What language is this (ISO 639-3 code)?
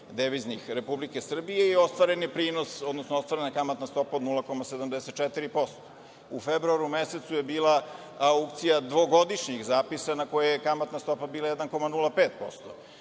srp